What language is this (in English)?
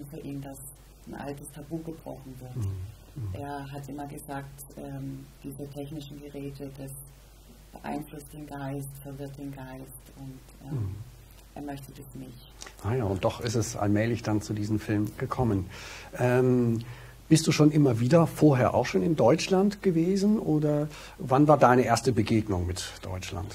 German